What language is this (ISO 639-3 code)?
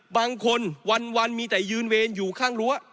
tha